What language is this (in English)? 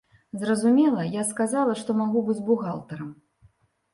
Belarusian